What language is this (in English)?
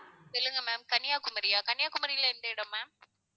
Tamil